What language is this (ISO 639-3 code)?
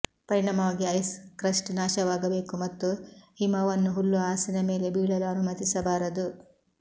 kan